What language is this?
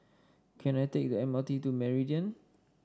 English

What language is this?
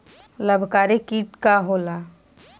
Bhojpuri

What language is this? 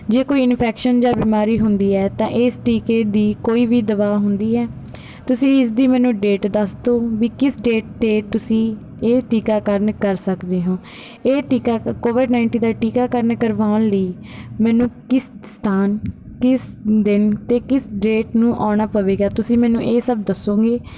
Punjabi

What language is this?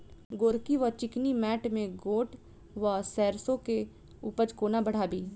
Maithili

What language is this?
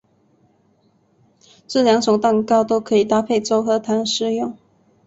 Chinese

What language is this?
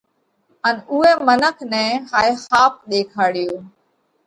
Parkari Koli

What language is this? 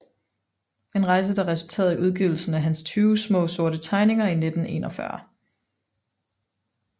Danish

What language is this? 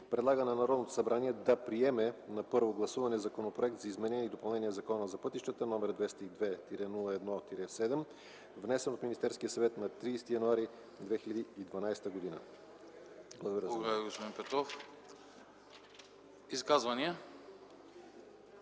Bulgarian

